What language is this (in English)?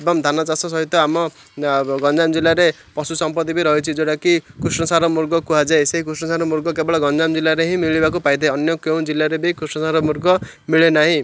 Odia